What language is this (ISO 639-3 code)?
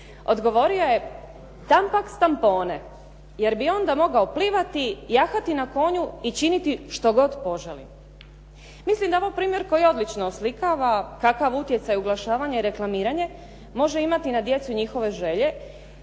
hrv